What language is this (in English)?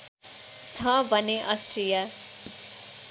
Nepali